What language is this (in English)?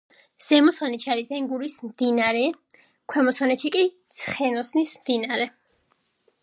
Georgian